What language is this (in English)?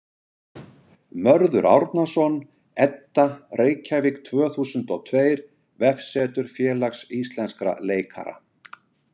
Icelandic